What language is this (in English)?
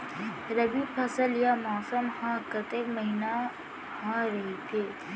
Chhattisgarhi